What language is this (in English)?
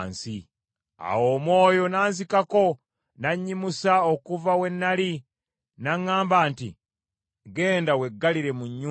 Ganda